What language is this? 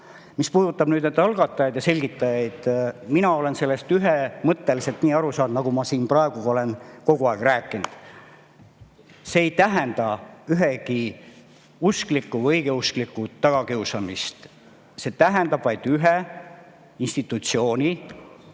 Estonian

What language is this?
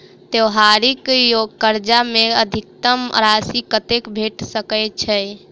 Maithili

